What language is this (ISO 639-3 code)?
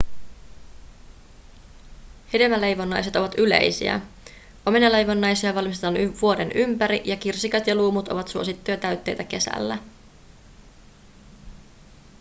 fin